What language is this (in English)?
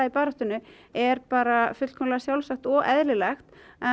Icelandic